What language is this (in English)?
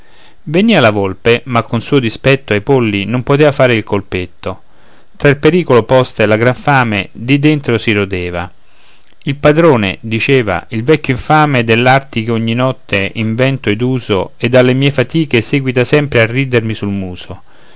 Italian